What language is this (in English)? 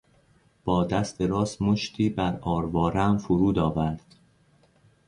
Persian